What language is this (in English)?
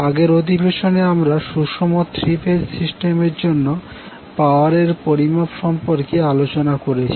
Bangla